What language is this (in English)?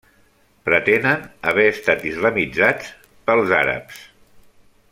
Catalan